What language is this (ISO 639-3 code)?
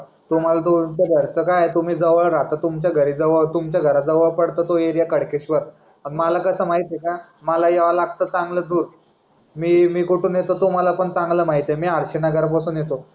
mar